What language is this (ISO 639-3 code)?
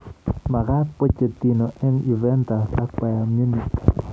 kln